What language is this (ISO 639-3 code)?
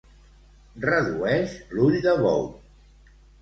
cat